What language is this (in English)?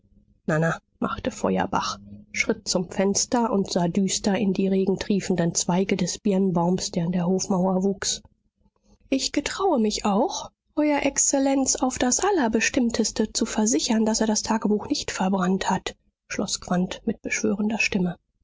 German